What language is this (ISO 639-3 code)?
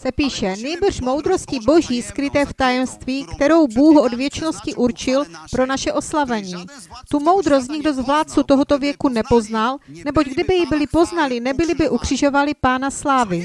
ces